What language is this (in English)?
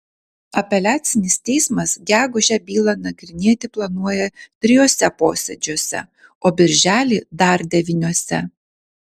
Lithuanian